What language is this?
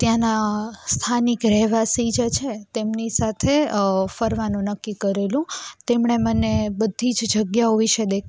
Gujarati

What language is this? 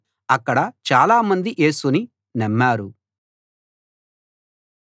Telugu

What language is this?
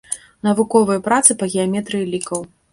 Belarusian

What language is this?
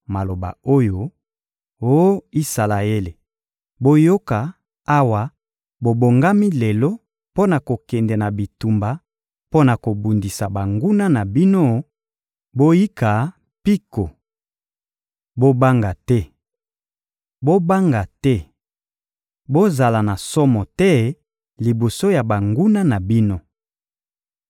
Lingala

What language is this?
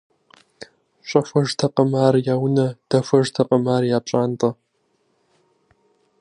Kabardian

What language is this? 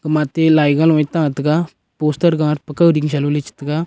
Wancho Naga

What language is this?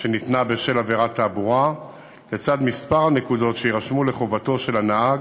Hebrew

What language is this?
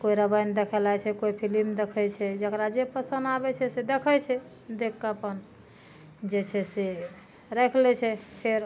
Maithili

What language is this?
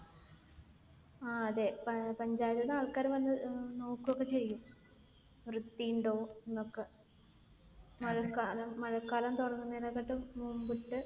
Malayalam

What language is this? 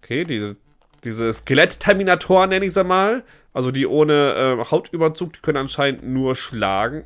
German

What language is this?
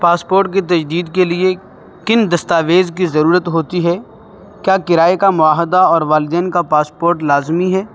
Urdu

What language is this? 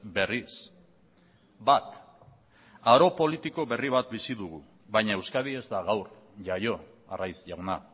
Basque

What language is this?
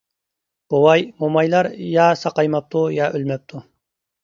Uyghur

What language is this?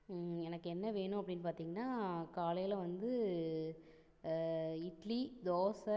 Tamil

